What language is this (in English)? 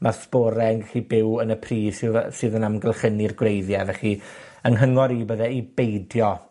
Welsh